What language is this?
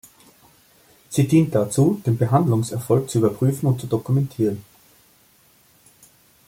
German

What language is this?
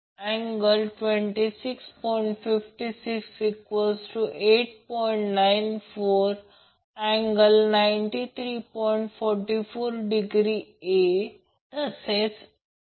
Marathi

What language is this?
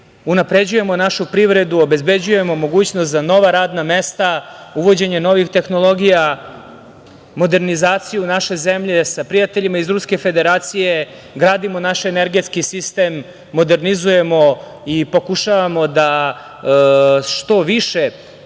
Serbian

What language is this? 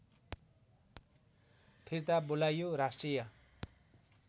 Nepali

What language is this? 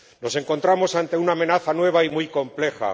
Spanish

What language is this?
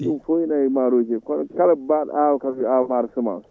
Fula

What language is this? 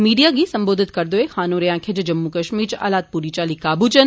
Dogri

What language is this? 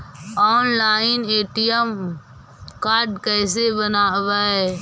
Magahi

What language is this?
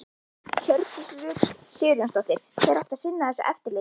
Icelandic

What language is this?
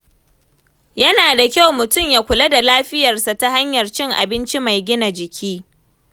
Hausa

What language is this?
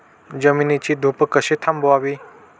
Marathi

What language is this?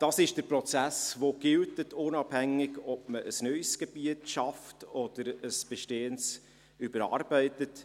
Swiss German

